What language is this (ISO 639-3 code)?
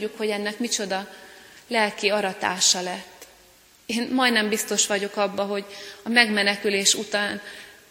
hun